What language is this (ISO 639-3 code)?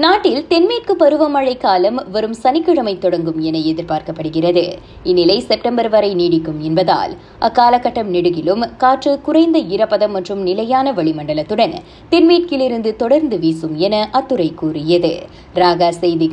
tam